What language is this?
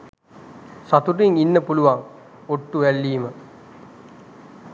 Sinhala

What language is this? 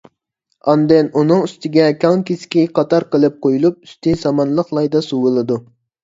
Uyghur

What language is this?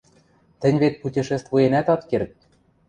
Western Mari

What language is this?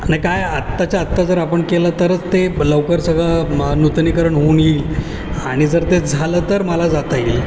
Marathi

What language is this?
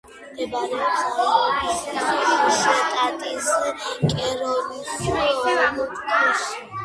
Georgian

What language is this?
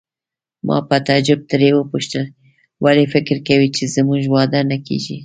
Pashto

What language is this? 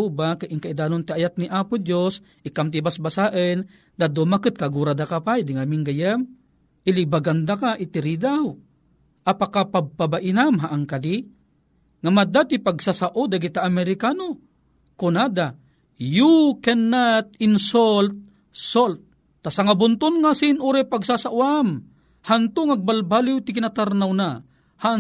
Filipino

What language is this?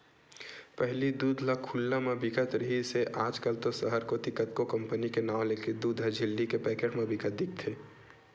Chhattisgarhi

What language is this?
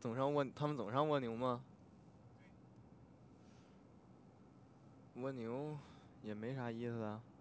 Chinese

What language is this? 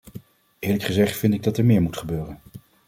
Dutch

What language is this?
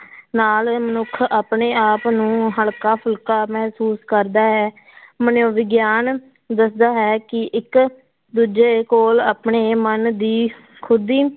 Punjabi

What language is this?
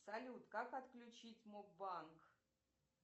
Russian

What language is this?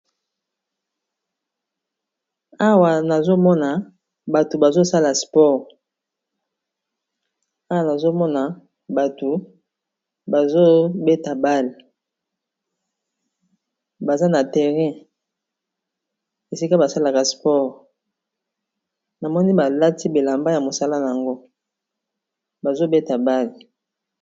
Lingala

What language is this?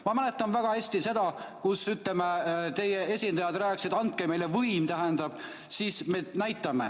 Estonian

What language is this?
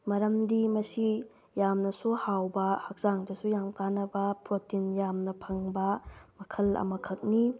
Manipuri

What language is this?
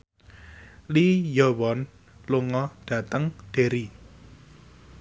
Javanese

